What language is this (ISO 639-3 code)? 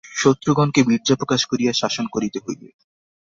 ben